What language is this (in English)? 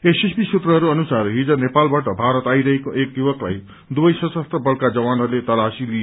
Nepali